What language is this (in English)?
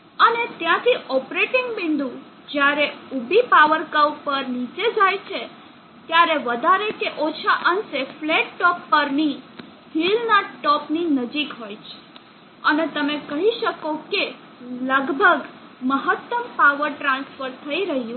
Gujarati